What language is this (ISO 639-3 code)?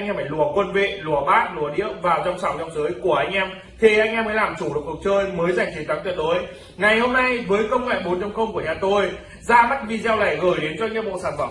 vie